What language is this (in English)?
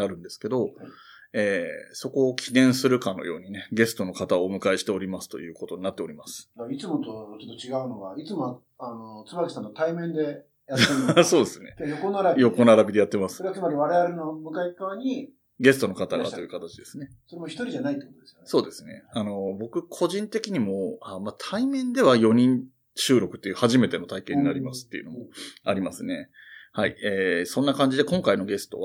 Japanese